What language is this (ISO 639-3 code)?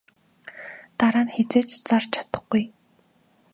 mon